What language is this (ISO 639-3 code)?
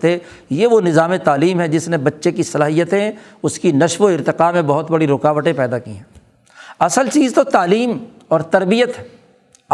urd